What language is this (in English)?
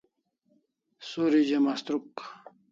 Kalasha